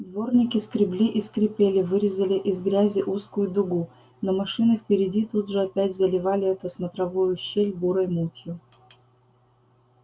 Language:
Russian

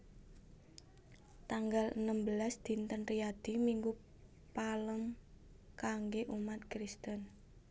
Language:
Javanese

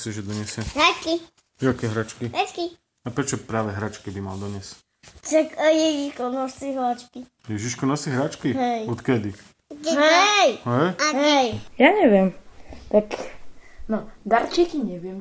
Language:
Slovak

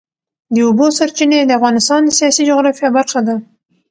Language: Pashto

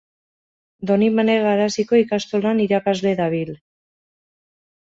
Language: Basque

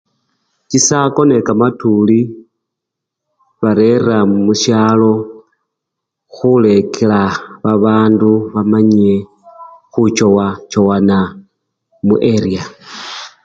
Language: Luyia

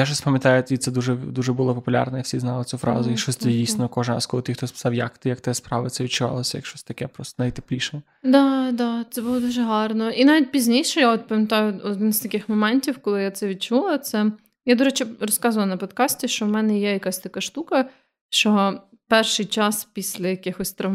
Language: Ukrainian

